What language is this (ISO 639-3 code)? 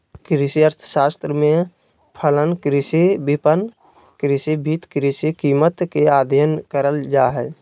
mag